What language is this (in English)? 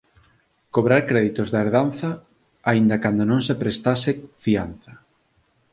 Galician